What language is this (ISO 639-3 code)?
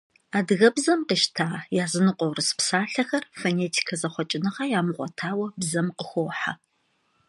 kbd